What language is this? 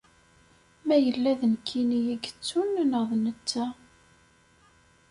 Kabyle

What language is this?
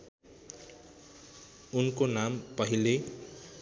Nepali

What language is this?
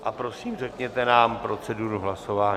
Czech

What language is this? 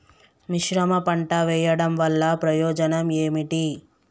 Telugu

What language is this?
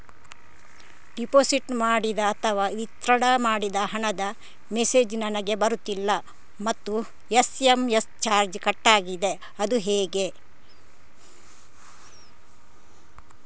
Kannada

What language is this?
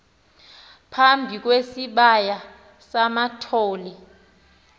Xhosa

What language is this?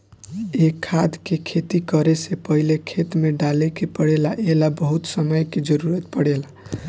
Bhojpuri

